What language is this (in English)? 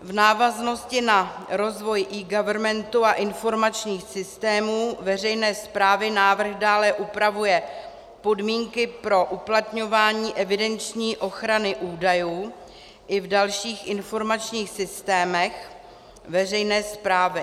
Czech